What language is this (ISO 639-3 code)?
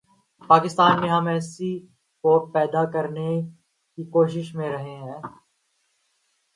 urd